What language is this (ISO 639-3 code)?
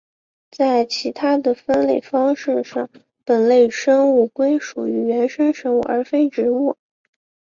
zho